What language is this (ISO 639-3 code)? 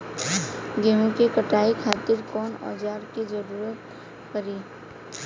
bho